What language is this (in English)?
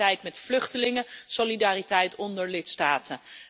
Dutch